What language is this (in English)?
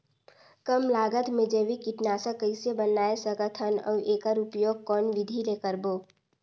Chhattisgarhi